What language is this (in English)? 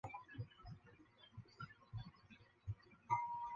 Chinese